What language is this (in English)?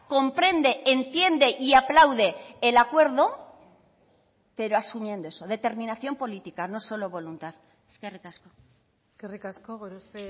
Spanish